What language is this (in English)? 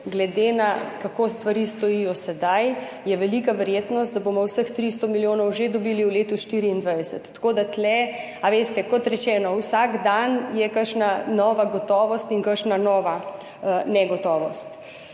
Slovenian